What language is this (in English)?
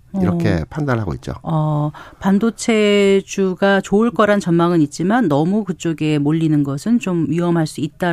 Korean